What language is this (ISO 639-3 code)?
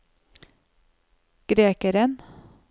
nor